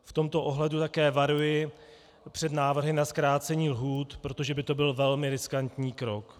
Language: Czech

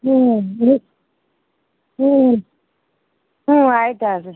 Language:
Kannada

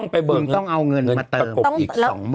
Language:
Thai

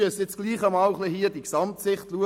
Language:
Swiss German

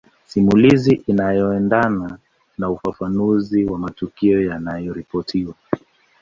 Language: Swahili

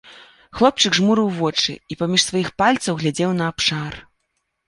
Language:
Belarusian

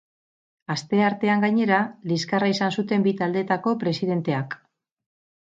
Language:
Basque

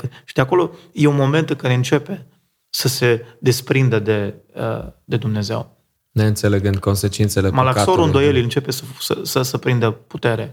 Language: Romanian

